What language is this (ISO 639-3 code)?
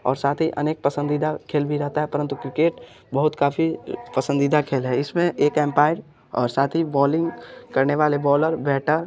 hin